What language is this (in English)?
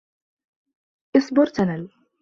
Arabic